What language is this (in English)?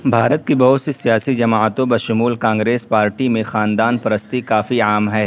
Urdu